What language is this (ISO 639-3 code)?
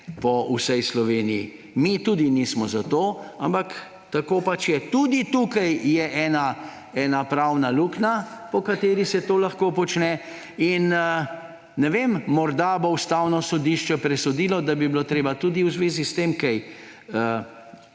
slv